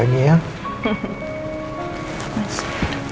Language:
Indonesian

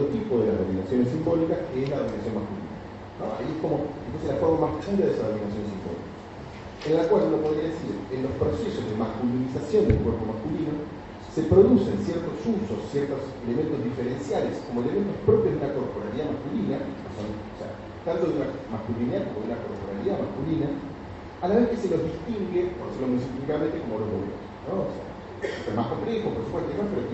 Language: Spanish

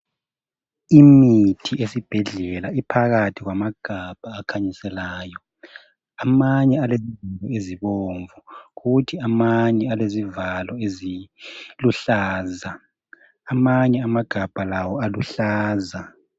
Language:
North Ndebele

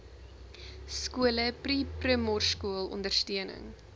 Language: Afrikaans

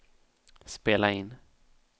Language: Swedish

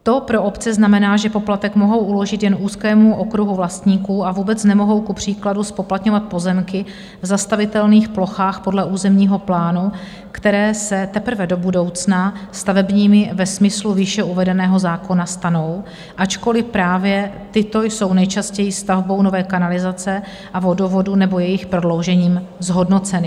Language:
Czech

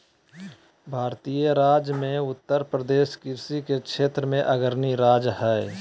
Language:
Magahi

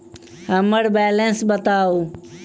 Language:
Maithili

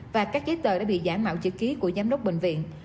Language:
Vietnamese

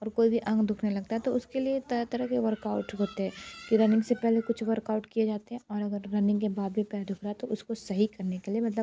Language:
Hindi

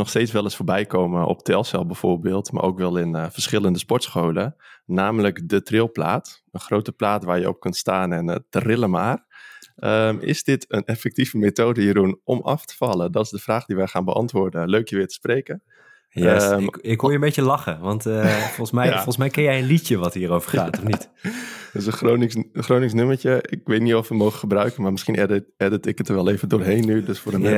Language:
Dutch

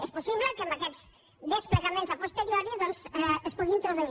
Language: Catalan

